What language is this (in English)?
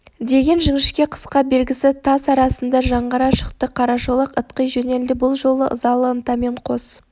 Kazakh